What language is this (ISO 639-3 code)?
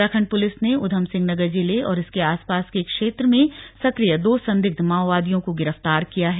hin